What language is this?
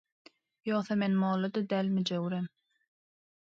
Turkmen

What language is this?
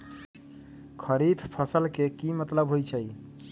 Magahi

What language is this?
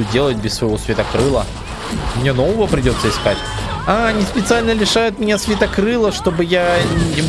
Russian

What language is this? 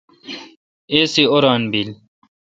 Kalkoti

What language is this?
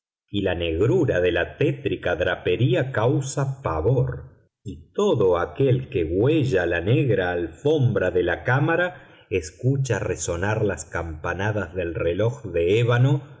Spanish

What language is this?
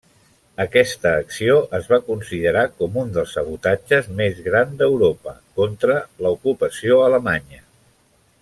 Catalan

